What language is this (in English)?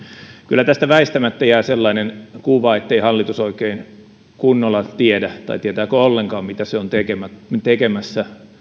Finnish